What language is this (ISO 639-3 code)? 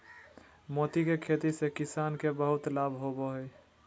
mag